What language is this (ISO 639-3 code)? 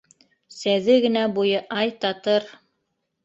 bak